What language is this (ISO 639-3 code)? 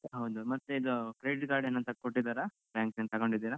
kan